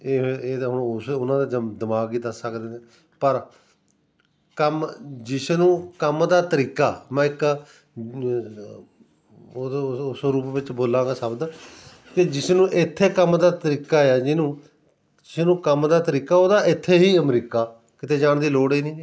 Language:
Punjabi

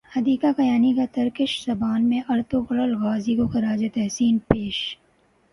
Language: Urdu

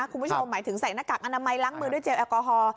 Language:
Thai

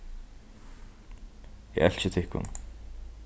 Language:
Faroese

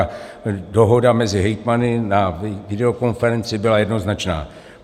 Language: Czech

